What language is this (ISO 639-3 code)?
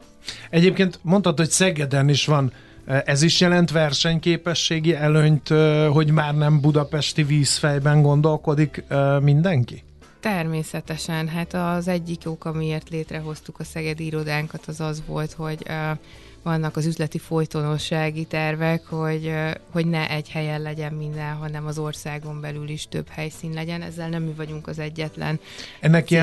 hun